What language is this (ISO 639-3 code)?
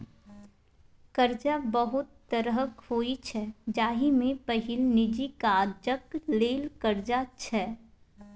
mai